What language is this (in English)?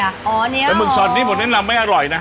Thai